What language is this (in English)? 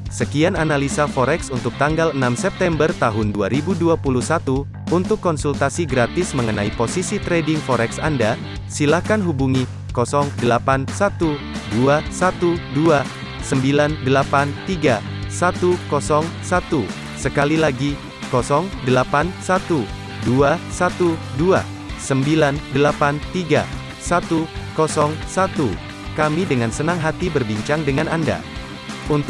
Indonesian